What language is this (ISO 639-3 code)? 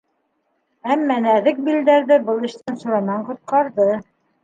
bak